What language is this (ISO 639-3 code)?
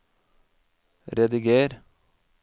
nor